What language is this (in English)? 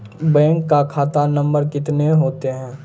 Maithili